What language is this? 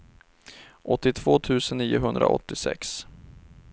Swedish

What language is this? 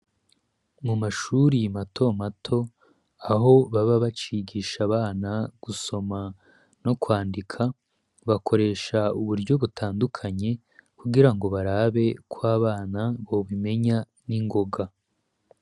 Rundi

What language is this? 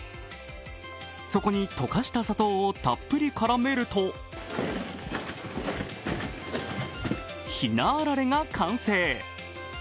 Japanese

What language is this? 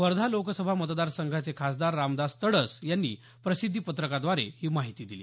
Marathi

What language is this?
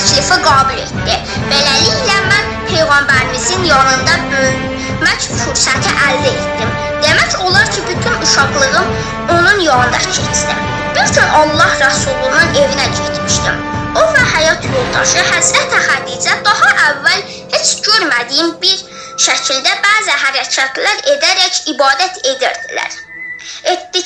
Thai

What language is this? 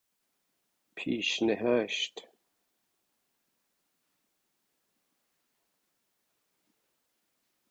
Persian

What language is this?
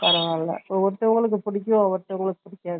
Tamil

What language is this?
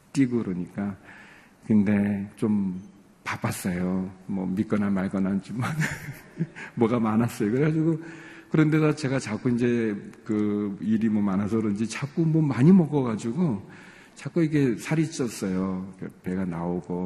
Korean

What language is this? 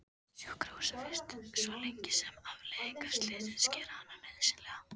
Icelandic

